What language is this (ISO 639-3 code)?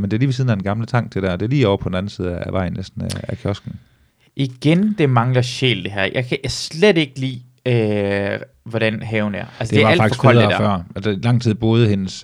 dan